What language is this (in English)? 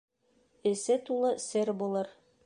Bashkir